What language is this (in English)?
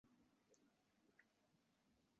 Uzbek